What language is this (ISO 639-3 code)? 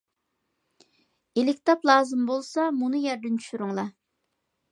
uig